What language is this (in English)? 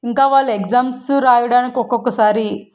Telugu